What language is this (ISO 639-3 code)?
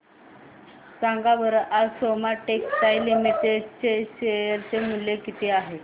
mar